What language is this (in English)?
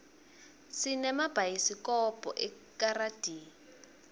Swati